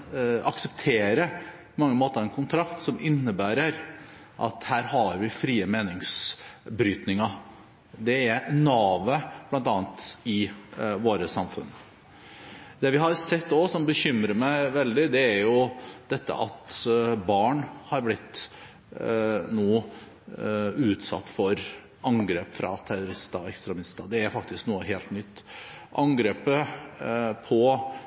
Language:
Norwegian Bokmål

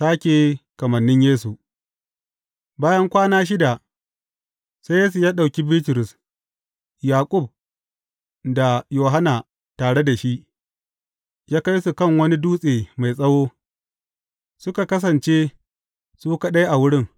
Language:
Hausa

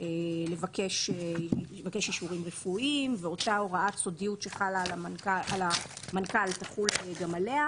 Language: Hebrew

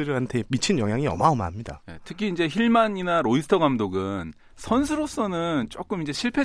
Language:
Korean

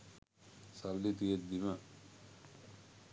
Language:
Sinhala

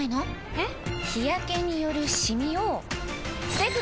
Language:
Japanese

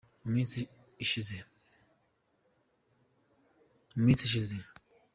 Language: Kinyarwanda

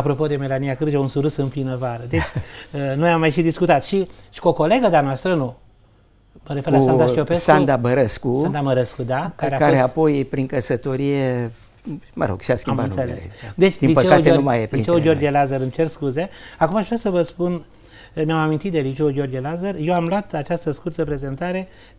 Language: Romanian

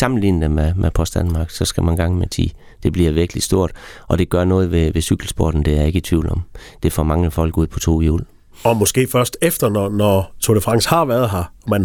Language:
Danish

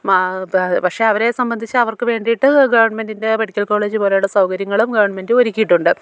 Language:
Malayalam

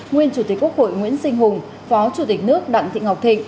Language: Vietnamese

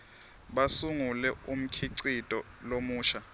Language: Swati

